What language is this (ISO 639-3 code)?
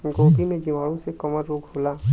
bho